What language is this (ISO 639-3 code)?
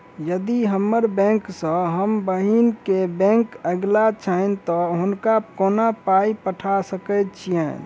mai